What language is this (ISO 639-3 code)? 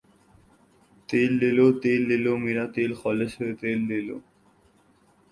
urd